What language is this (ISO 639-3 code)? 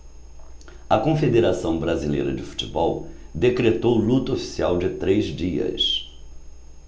por